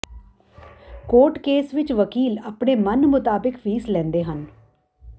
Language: Punjabi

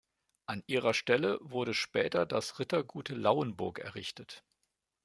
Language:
German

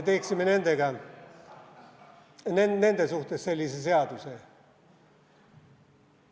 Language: Estonian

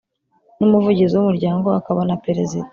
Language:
Kinyarwanda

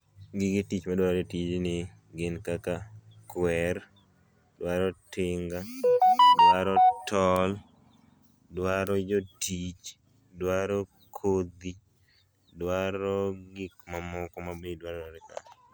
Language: Luo (Kenya and Tanzania)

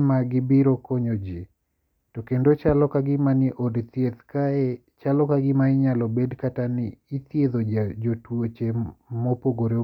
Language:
Luo (Kenya and Tanzania)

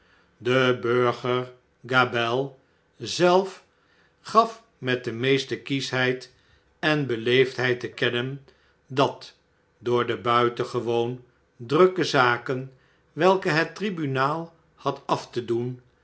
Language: Dutch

